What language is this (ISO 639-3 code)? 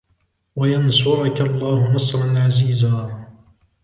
ara